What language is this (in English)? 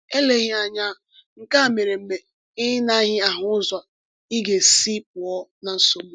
Igbo